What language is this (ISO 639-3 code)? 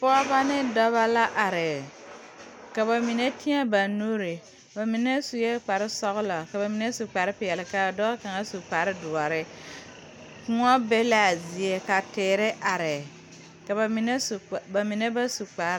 dga